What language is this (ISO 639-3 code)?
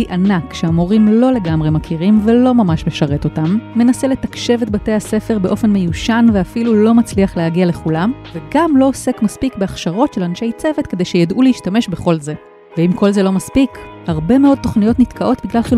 heb